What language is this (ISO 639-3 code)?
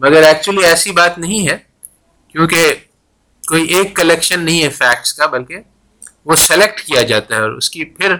urd